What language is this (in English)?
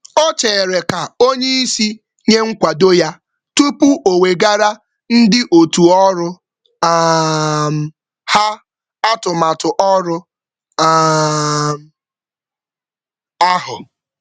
Igbo